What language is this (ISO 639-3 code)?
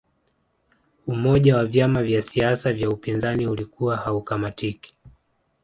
swa